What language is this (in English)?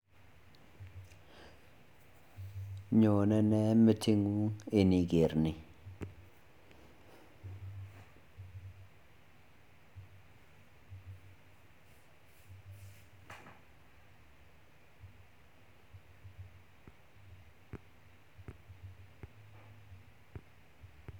Kalenjin